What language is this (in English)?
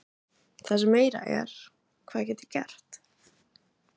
Icelandic